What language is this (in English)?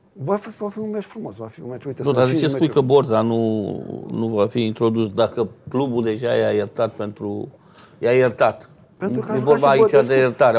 Romanian